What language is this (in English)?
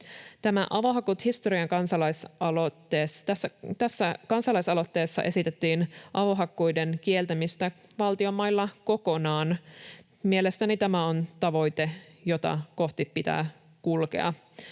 Finnish